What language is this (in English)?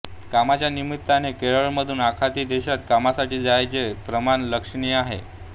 Marathi